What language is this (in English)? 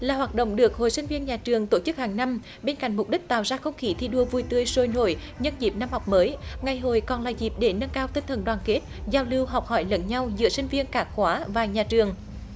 Vietnamese